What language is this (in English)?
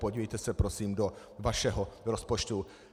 Czech